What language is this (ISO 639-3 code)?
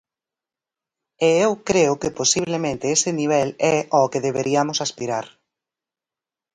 glg